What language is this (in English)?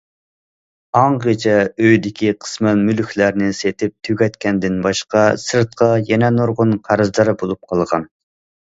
Uyghur